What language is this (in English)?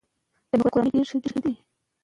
Pashto